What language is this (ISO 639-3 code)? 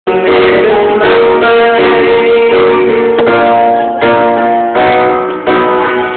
vie